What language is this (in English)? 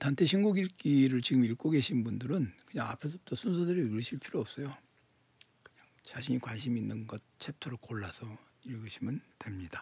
Korean